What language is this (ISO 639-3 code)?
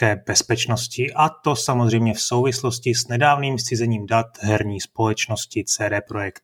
ces